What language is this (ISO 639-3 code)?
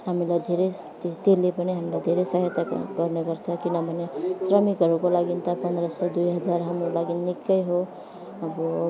nep